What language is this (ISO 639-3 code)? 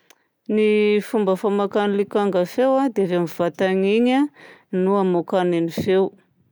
bzc